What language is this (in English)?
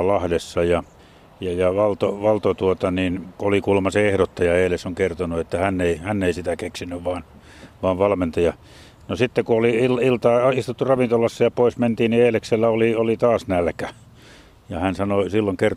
Finnish